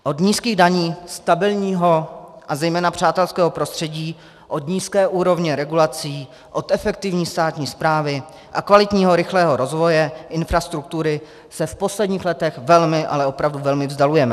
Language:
Czech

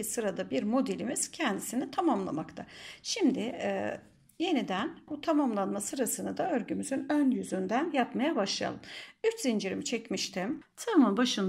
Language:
Turkish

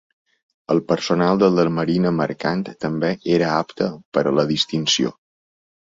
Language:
Catalan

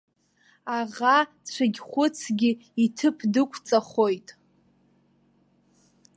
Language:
Abkhazian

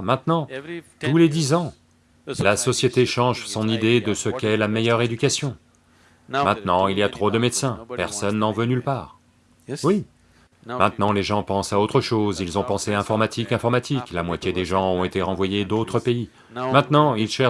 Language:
French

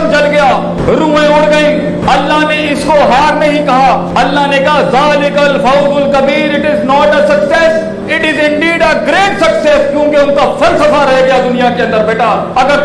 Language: Urdu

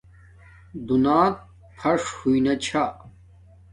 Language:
Domaaki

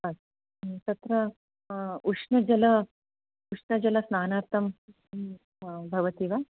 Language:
Sanskrit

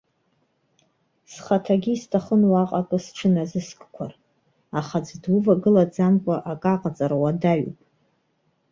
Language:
Abkhazian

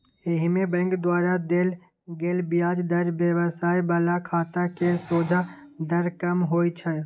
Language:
Maithili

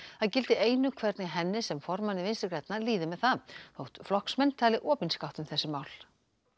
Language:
Icelandic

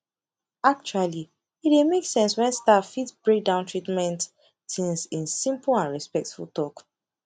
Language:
Nigerian Pidgin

